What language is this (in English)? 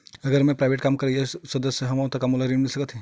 Chhattisgarhi